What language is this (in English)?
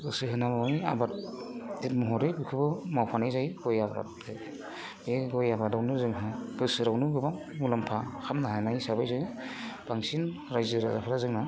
Bodo